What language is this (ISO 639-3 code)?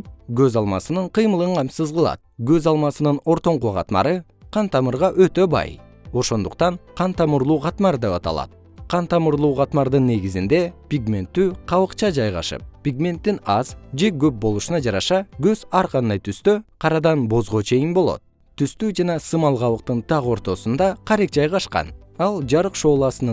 kir